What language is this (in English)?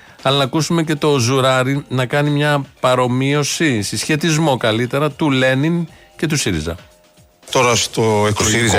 Greek